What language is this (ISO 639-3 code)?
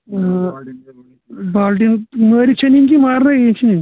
kas